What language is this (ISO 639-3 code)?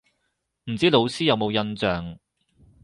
yue